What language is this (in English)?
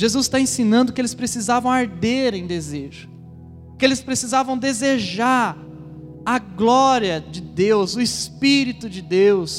Portuguese